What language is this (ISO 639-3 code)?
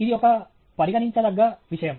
tel